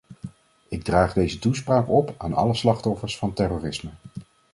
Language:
Dutch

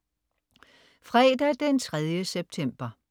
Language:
Danish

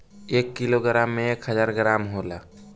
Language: Bhojpuri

